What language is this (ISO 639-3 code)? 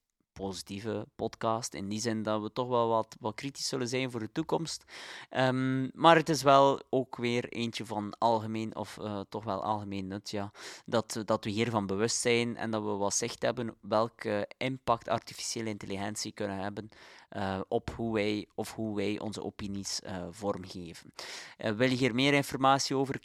nld